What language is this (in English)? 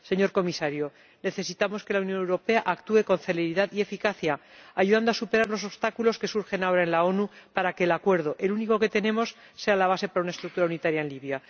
Spanish